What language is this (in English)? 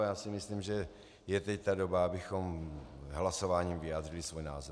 Czech